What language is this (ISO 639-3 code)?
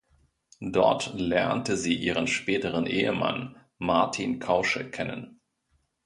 deu